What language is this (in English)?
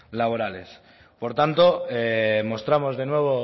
Spanish